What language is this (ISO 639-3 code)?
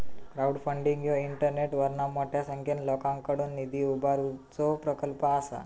mar